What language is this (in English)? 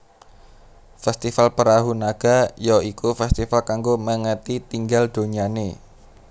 Javanese